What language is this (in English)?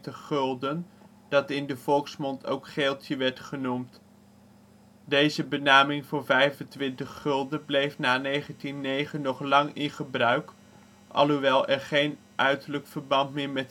Dutch